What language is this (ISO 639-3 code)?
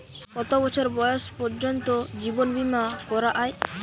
ben